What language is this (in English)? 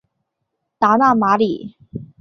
Chinese